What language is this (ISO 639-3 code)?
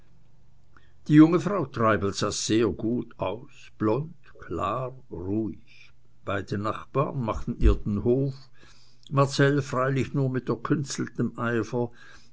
deu